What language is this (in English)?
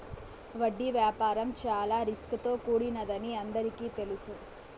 Telugu